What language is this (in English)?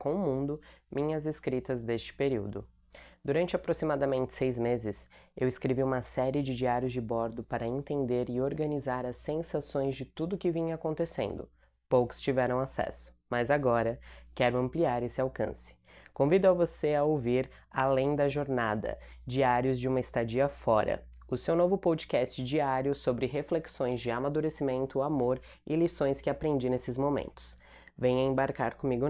Portuguese